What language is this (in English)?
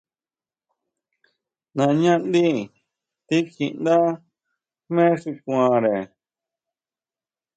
Huautla Mazatec